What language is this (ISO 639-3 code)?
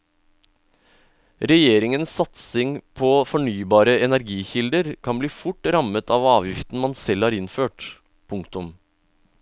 nor